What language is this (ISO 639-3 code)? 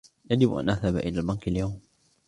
ara